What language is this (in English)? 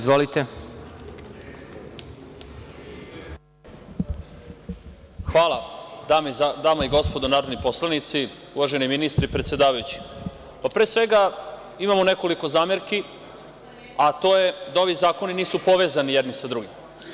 Serbian